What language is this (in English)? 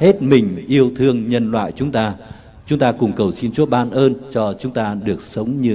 Vietnamese